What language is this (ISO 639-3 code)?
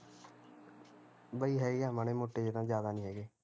pan